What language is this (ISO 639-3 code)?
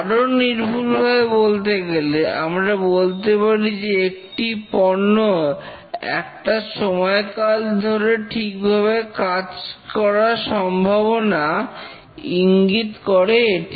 ben